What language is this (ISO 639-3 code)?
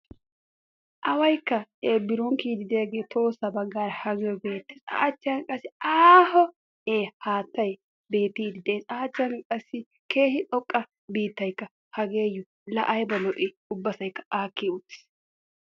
wal